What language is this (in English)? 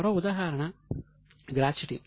Telugu